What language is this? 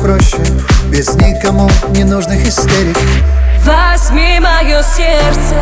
Russian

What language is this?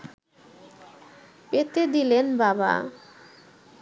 Bangla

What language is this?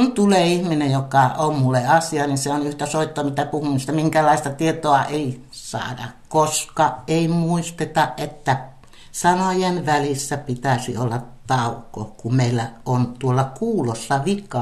Finnish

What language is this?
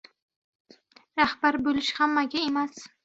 Uzbek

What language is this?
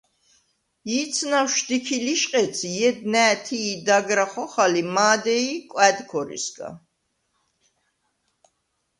Svan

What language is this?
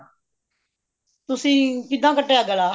Punjabi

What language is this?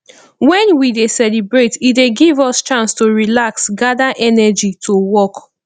Nigerian Pidgin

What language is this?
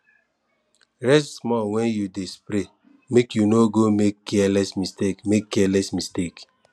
Nigerian Pidgin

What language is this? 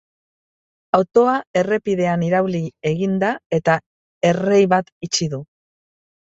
Basque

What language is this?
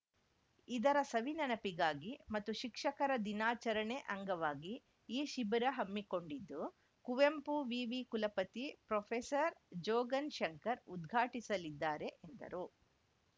Kannada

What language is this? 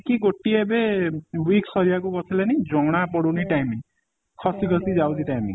Odia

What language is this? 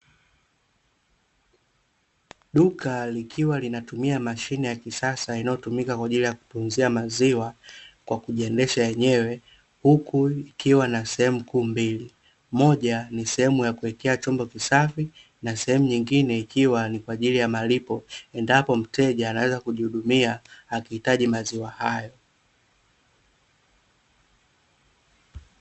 Swahili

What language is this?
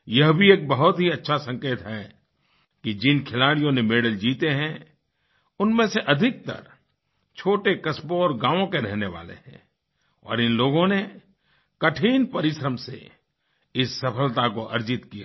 Hindi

